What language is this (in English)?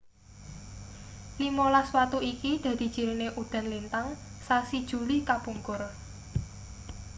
Javanese